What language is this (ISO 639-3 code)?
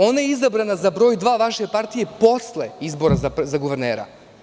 srp